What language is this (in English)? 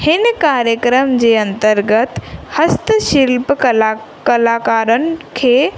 Sindhi